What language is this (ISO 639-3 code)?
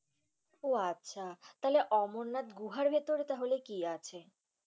ben